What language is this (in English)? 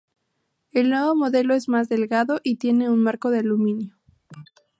Spanish